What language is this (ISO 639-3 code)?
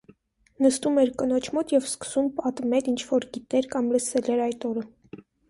hye